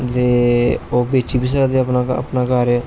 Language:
Dogri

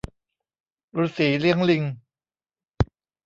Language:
Thai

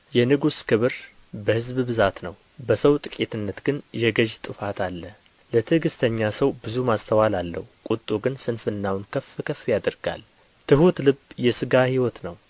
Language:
Amharic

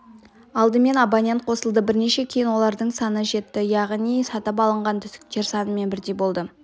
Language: Kazakh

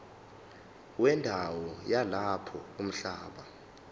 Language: Zulu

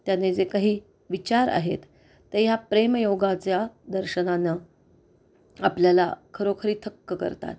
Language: Marathi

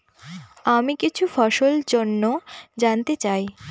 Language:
Bangla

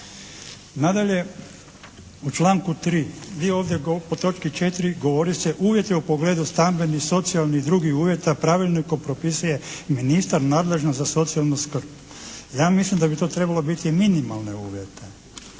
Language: Croatian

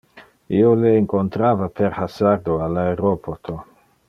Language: Interlingua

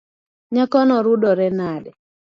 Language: Luo (Kenya and Tanzania)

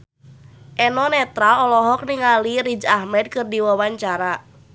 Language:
Sundanese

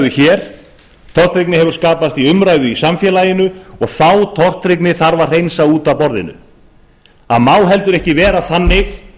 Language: Icelandic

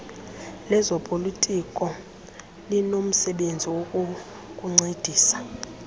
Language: Xhosa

